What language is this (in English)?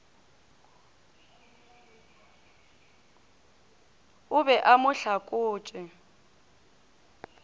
Northern Sotho